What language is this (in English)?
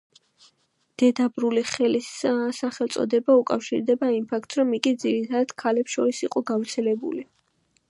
Georgian